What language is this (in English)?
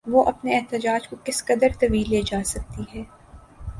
Urdu